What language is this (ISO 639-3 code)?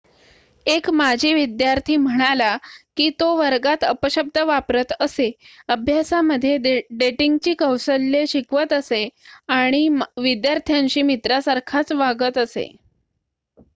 mar